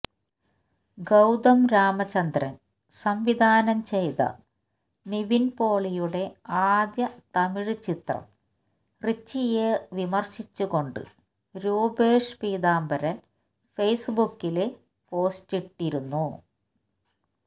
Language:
Malayalam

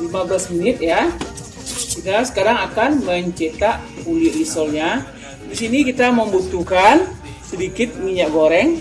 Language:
Indonesian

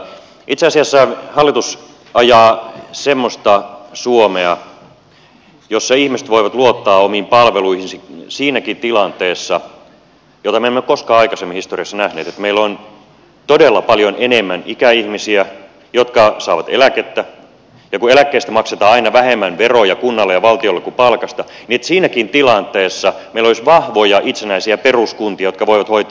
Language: Finnish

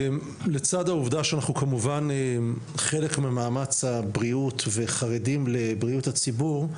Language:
Hebrew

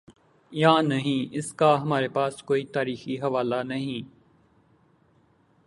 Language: Urdu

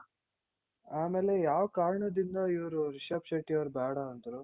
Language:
Kannada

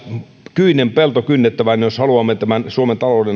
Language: Finnish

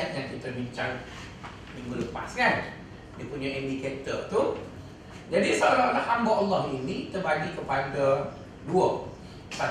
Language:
Malay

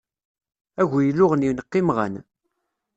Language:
Kabyle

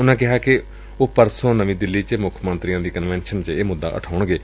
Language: Punjabi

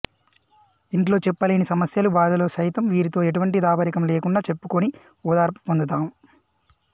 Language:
Telugu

